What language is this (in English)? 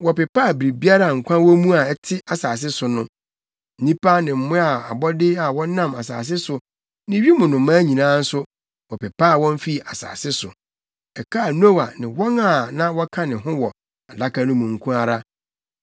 Akan